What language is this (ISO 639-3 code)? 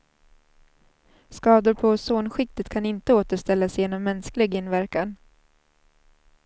swe